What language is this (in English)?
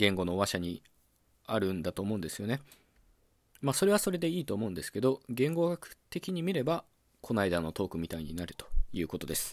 Japanese